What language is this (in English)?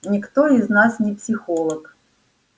Russian